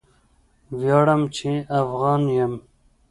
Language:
Pashto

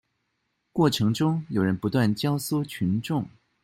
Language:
Chinese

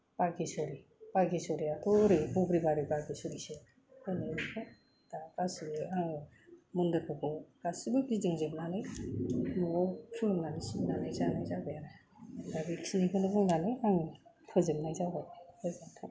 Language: Bodo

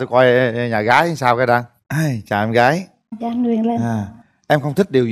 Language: Vietnamese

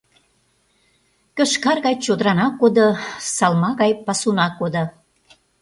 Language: Mari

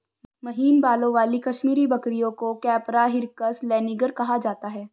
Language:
Hindi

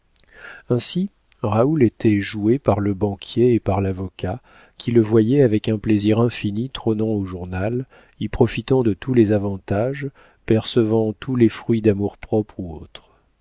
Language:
French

